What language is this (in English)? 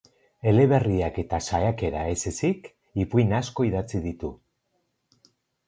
Basque